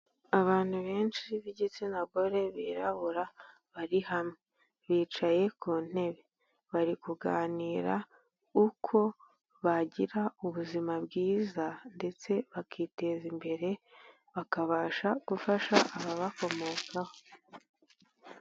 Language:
Kinyarwanda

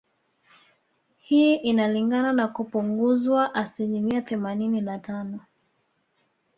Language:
Swahili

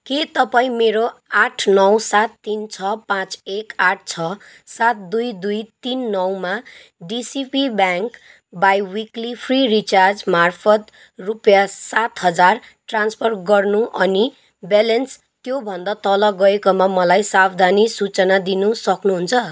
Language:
Nepali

